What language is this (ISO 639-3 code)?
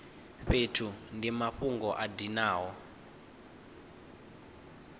ven